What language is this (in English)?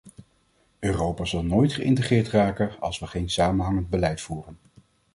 Dutch